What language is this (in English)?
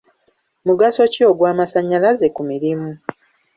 Ganda